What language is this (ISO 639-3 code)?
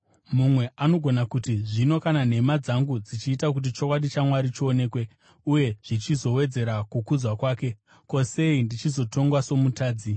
sna